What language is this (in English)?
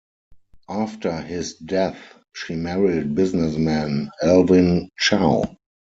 English